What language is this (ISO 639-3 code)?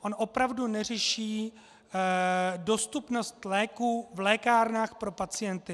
ces